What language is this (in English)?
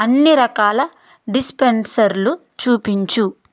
Telugu